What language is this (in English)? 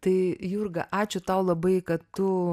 Lithuanian